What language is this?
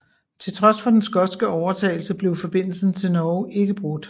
Danish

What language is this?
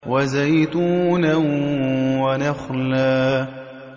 Arabic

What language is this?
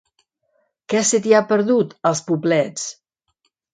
Catalan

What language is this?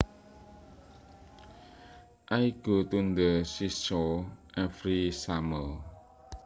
Javanese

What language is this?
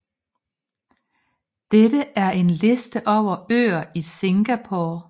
Danish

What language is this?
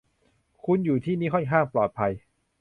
Thai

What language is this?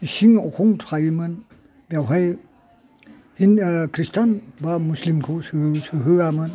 Bodo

